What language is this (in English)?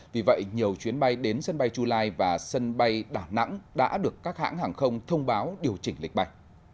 Vietnamese